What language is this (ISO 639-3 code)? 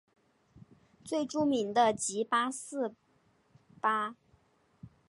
zho